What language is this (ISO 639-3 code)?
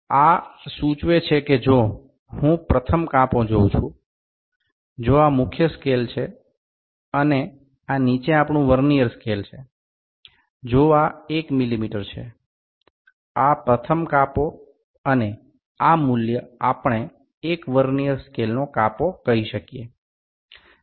guj